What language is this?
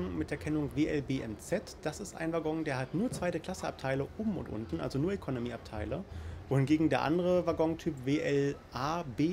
German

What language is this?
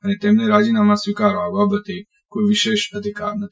Gujarati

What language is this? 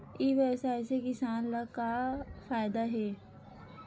Chhattisgarhi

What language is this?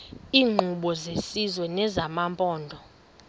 Xhosa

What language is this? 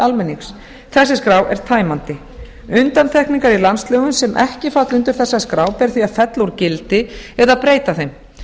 Icelandic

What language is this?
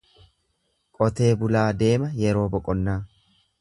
Oromo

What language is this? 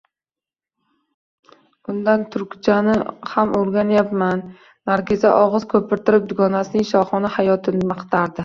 Uzbek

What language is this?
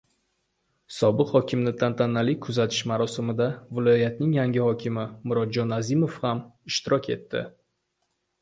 Uzbek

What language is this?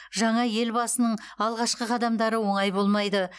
Kazakh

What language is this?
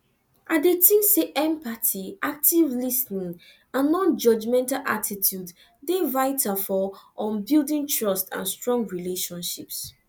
Nigerian Pidgin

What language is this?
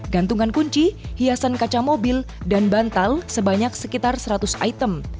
Indonesian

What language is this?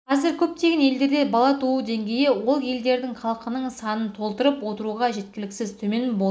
Kazakh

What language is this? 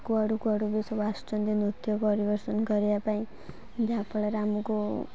Odia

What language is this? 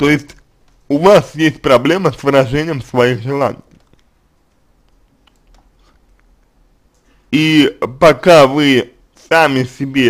Russian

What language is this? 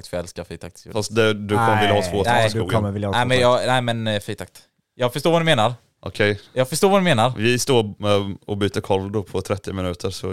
Swedish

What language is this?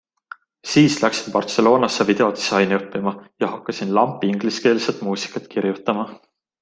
Estonian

